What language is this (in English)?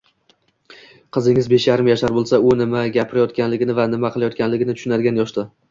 Uzbek